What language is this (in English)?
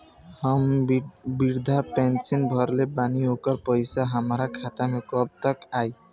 Bhojpuri